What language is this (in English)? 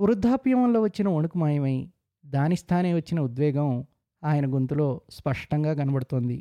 Telugu